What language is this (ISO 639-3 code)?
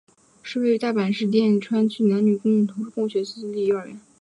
zho